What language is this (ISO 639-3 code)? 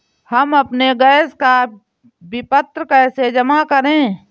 hin